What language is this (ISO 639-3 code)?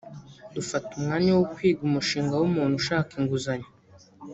kin